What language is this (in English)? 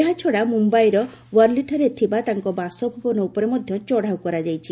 Odia